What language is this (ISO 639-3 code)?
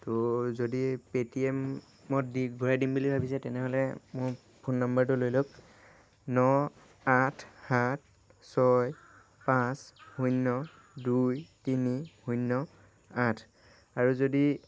asm